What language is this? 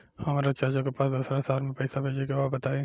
Bhojpuri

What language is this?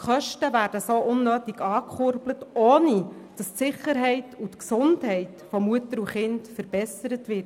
Swiss German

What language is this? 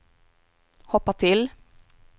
Swedish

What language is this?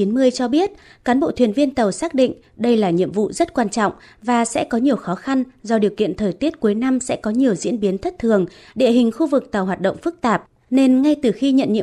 Vietnamese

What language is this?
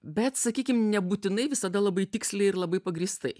Lithuanian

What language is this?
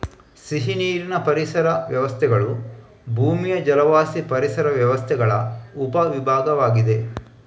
Kannada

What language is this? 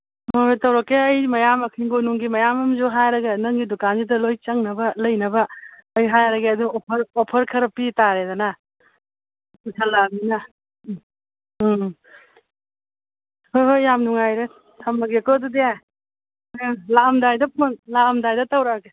Manipuri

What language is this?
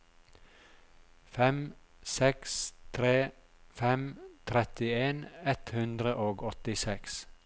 Norwegian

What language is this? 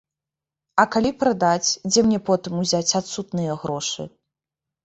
Belarusian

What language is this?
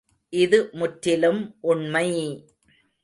Tamil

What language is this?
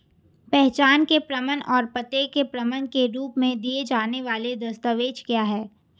Hindi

